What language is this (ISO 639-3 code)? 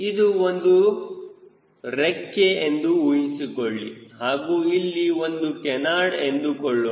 kan